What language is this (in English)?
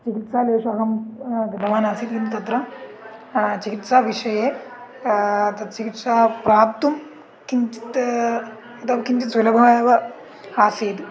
Sanskrit